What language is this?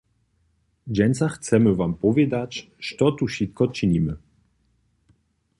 Upper Sorbian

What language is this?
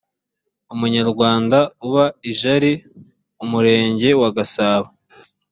Kinyarwanda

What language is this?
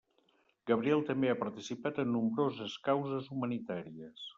Catalan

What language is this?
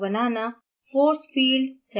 Hindi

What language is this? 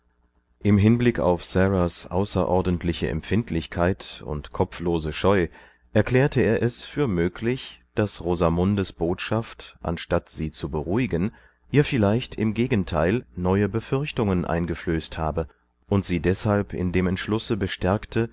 German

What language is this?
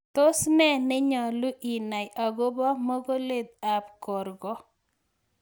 Kalenjin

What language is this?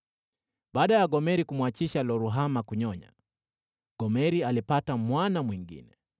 Swahili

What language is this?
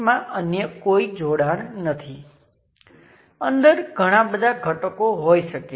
Gujarati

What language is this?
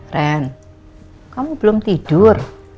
Indonesian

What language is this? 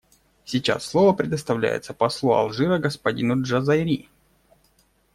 Russian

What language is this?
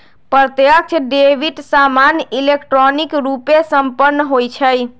Magahi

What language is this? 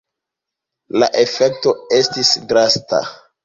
Esperanto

